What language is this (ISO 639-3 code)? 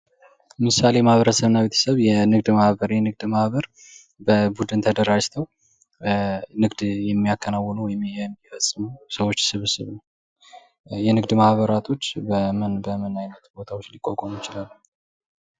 amh